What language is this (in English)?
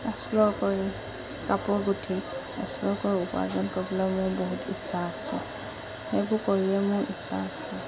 Assamese